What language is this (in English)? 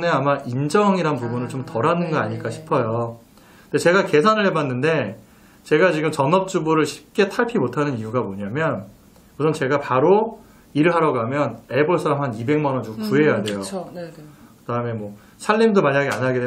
Korean